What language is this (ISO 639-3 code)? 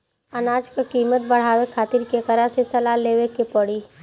bho